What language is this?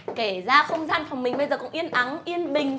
Vietnamese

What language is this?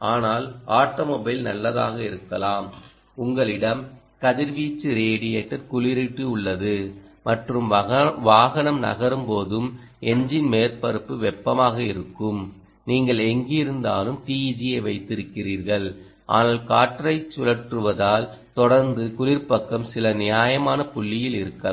Tamil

